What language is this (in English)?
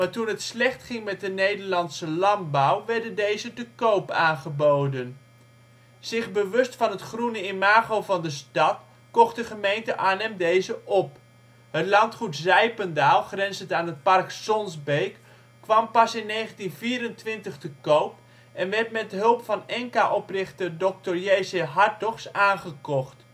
Dutch